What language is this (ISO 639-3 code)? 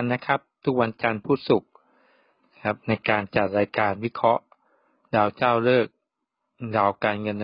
tha